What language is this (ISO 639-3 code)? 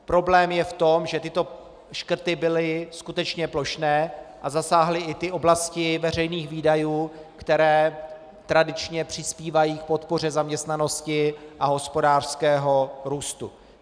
ces